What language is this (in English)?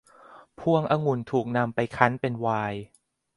Thai